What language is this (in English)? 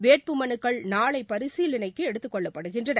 Tamil